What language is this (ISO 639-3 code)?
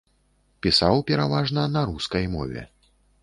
bel